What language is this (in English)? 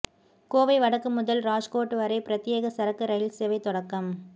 Tamil